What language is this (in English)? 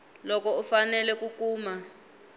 Tsonga